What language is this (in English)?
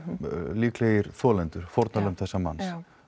Icelandic